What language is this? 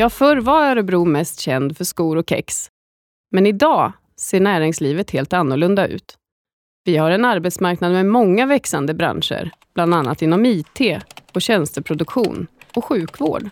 Swedish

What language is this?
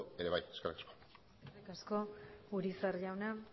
Basque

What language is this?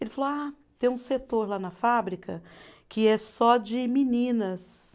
Portuguese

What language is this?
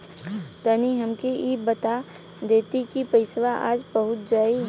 Bhojpuri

